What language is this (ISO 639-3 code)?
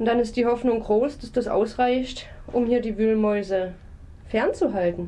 deu